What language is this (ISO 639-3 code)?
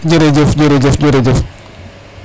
srr